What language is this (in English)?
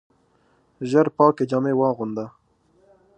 Pashto